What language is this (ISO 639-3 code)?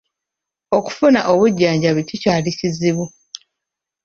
lug